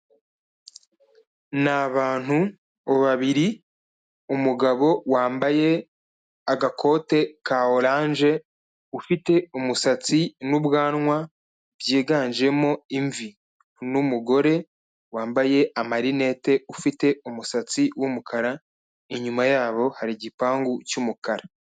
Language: Kinyarwanda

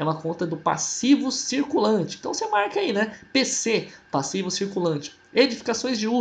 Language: Portuguese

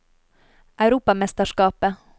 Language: Norwegian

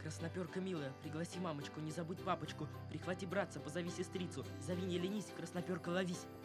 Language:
Russian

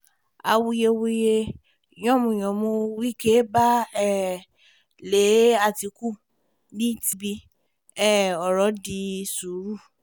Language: Yoruba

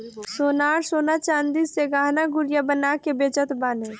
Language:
Bhojpuri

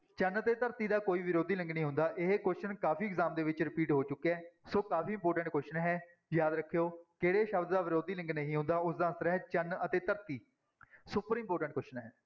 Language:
Punjabi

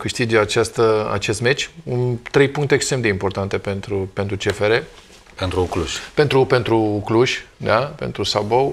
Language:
Romanian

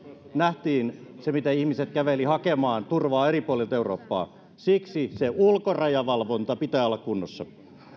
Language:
Finnish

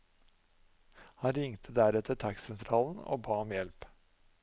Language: Norwegian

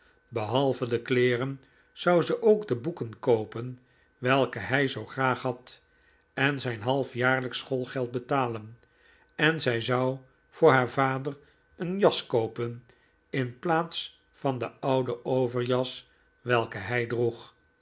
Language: Dutch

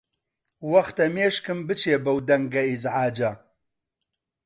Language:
Central Kurdish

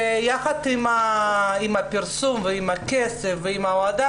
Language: Hebrew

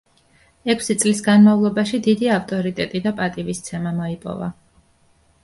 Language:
Georgian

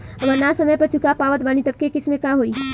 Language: Bhojpuri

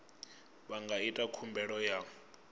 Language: Venda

